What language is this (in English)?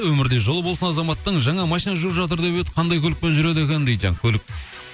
Kazakh